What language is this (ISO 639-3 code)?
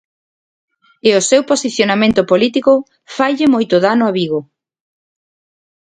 glg